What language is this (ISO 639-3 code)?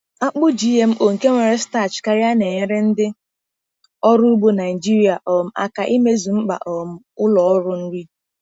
ibo